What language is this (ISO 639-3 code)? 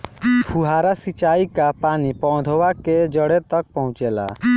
bho